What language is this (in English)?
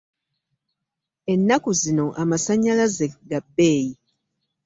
Ganda